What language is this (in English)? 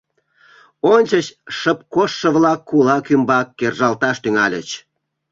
Mari